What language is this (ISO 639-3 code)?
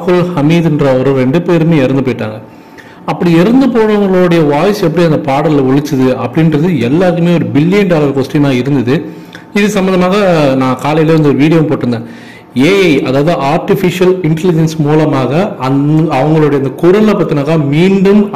tam